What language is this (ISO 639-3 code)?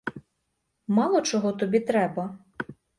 ukr